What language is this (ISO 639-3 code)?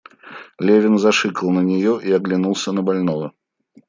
rus